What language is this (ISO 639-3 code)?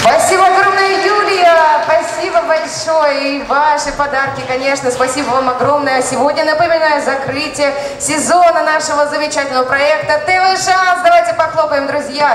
rus